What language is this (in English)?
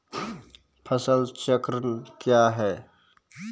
Maithili